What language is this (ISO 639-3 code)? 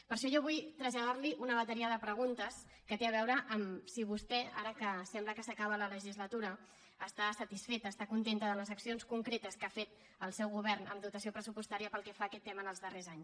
cat